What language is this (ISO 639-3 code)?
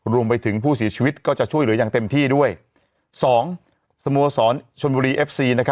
tha